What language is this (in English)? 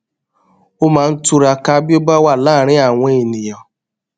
Yoruba